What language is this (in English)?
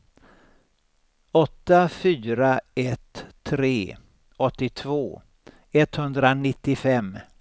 Swedish